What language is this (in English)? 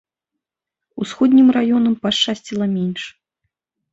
Belarusian